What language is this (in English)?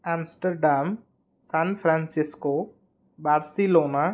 Sanskrit